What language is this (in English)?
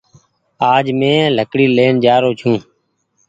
Goaria